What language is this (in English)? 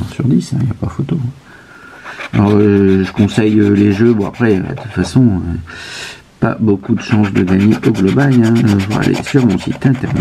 French